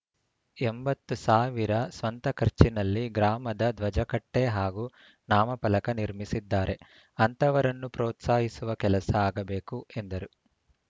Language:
Kannada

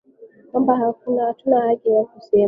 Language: Swahili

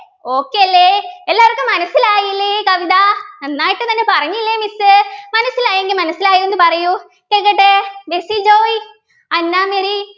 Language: Malayalam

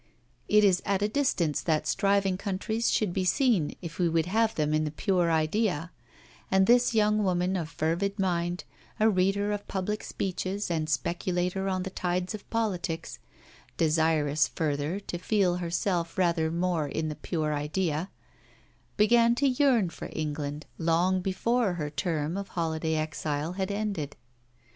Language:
English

